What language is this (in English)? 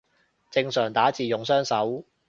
Cantonese